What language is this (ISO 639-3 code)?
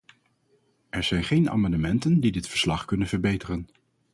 nld